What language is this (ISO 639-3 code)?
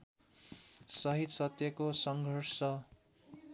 nep